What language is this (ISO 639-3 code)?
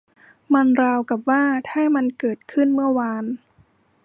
tha